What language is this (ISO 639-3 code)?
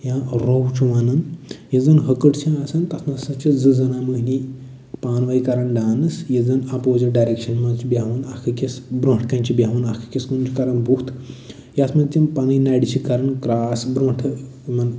kas